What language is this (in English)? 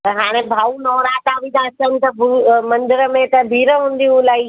Sindhi